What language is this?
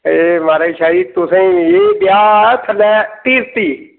Dogri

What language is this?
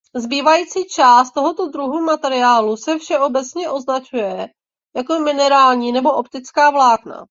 Czech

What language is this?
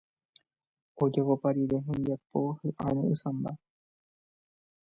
Guarani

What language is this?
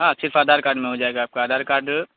Urdu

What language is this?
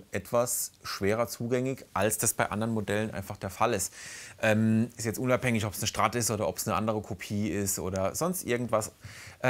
German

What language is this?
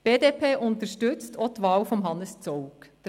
Swiss German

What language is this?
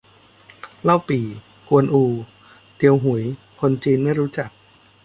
Thai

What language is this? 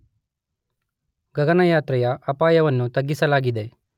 Kannada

